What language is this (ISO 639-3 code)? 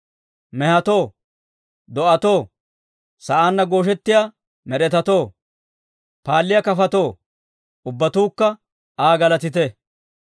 dwr